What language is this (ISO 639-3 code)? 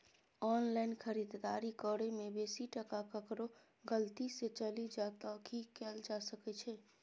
mai